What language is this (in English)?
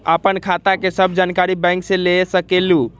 Magahi